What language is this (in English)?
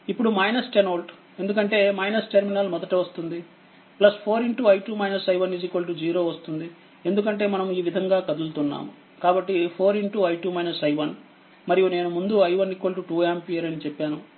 Telugu